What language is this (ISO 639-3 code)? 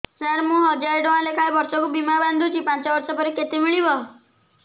ori